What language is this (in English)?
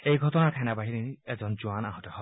Assamese